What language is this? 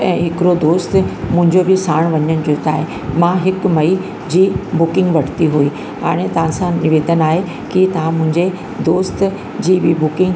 Sindhi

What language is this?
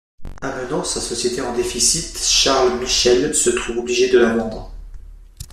French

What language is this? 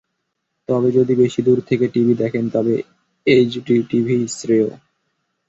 Bangla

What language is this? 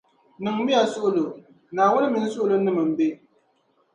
Dagbani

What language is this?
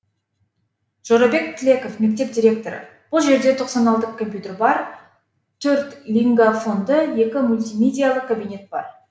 Kazakh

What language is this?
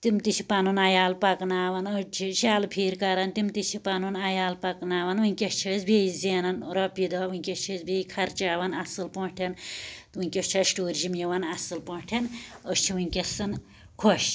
Kashmiri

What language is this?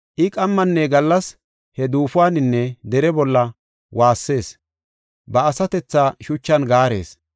Gofa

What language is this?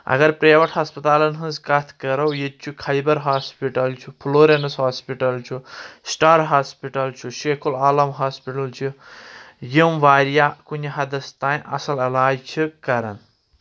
Kashmiri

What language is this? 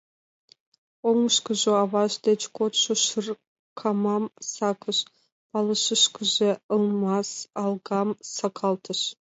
Mari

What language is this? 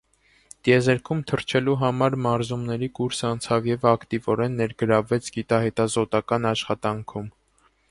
Armenian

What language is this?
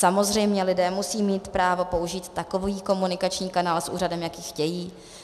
Czech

